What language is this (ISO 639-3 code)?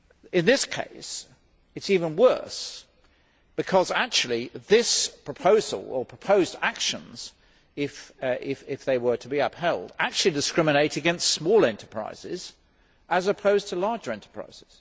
eng